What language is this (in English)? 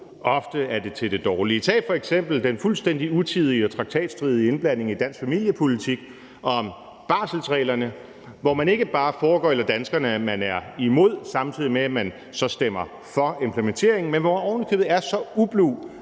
Danish